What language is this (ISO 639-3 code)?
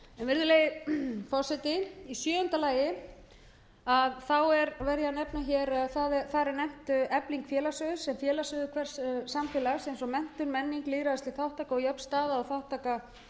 isl